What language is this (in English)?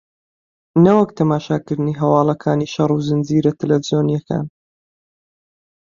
Central Kurdish